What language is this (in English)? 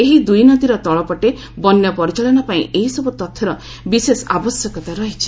Odia